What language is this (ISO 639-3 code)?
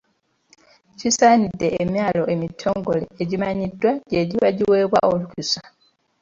lug